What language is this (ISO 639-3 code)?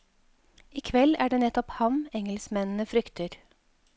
nor